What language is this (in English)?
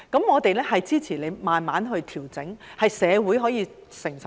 Cantonese